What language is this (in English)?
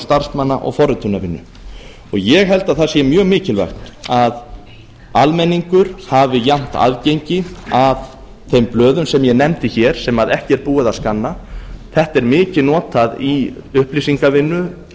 Icelandic